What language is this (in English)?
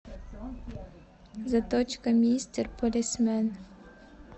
Russian